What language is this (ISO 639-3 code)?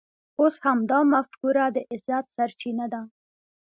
pus